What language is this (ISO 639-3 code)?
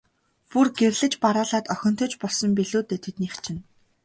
mon